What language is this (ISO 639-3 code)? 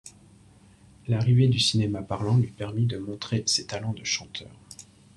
fra